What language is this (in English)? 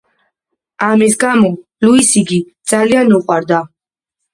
Georgian